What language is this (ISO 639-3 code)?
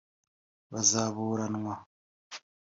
kin